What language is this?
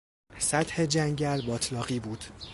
Persian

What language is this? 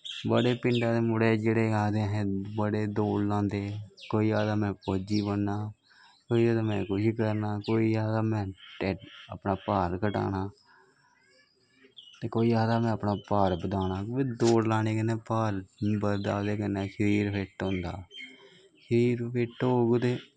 Dogri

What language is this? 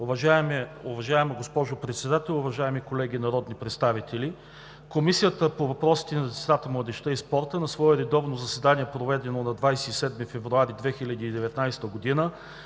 Bulgarian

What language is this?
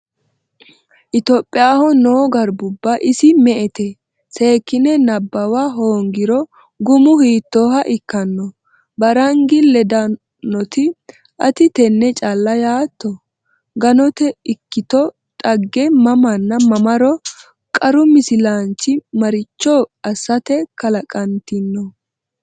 Sidamo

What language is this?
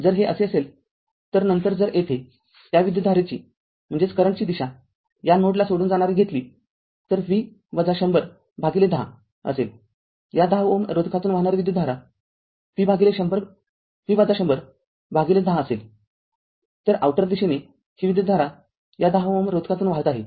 Marathi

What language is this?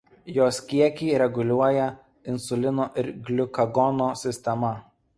Lithuanian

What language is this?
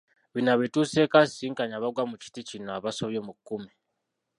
Ganda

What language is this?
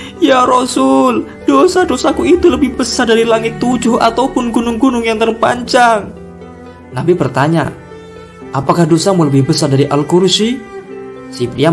Indonesian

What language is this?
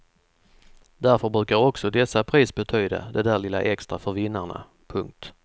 Swedish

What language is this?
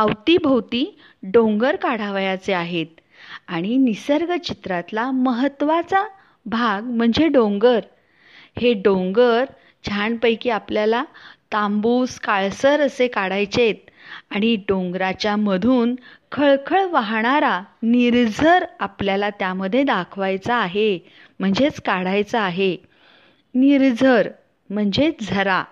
Marathi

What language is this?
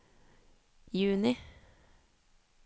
Norwegian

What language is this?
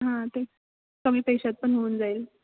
Marathi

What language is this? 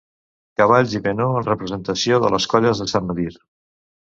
Catalan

